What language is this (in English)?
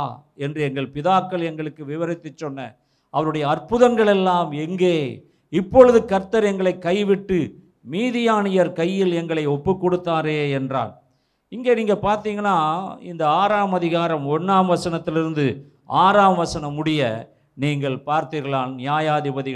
Tamil